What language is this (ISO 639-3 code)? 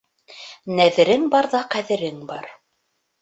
bak